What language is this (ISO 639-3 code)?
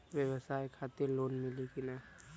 bho